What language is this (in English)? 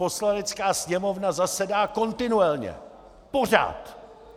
Czech